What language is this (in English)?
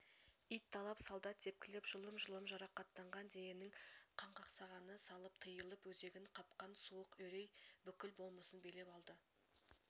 Kazakh